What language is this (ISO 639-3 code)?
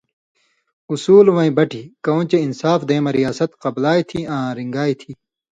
mvy